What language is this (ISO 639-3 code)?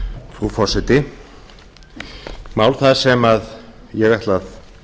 isl